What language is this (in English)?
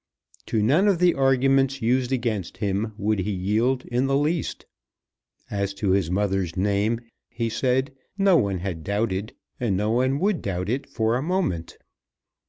English